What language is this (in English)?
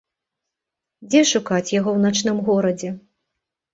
Belarusian